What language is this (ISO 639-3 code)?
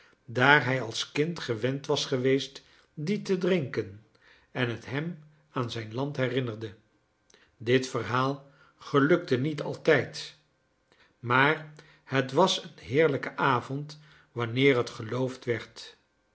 nld